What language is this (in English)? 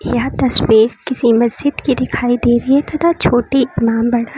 Hindi